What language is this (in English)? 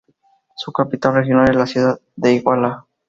Spanish